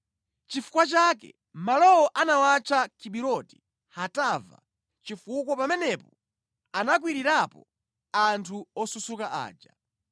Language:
Nyanja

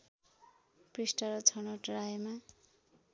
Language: Nepali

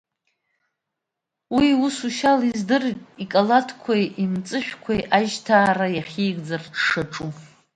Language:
Abkhazian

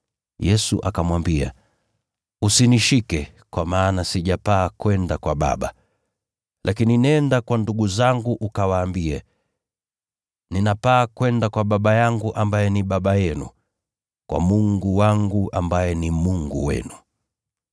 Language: Swahili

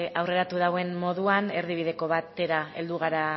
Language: Basque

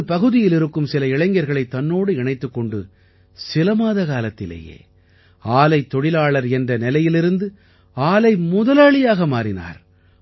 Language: Tamil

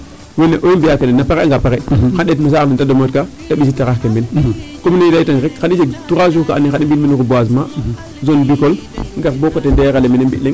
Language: Serer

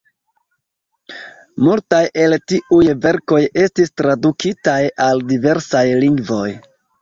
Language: Esperanto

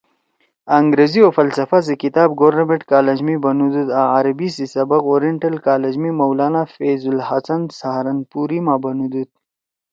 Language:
Torwali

